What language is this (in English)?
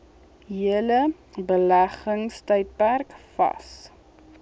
Afrikaans